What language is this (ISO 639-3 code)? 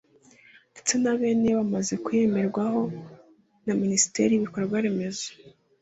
kin